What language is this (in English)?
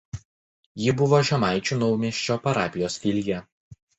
Lithuanian